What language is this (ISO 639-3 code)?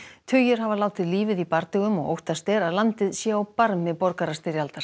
isl